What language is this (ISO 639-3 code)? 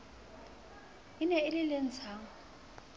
sot